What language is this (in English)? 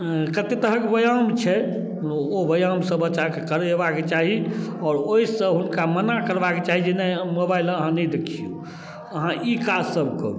Maithili